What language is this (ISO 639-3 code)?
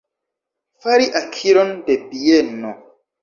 epo